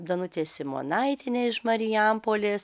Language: Lithuanian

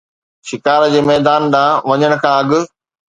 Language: Sindhi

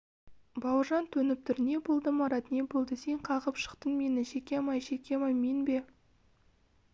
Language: Kazakh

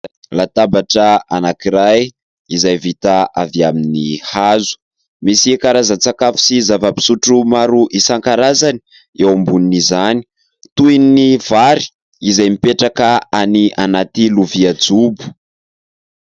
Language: Malagasy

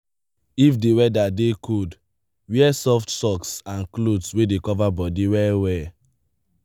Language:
Nigerian Pidgin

